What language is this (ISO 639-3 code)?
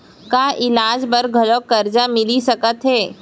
hne